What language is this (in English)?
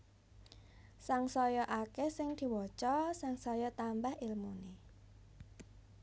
Javanese